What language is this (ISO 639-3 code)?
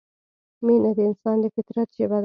pus